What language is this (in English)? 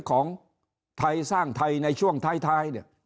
Thai